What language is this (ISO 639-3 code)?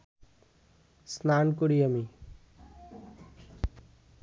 ben